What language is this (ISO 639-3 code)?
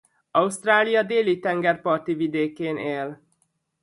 hun